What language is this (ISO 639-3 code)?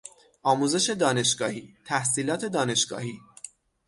fas